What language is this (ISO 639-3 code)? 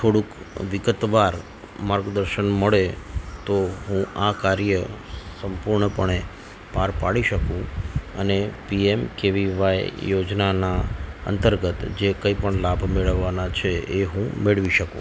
guj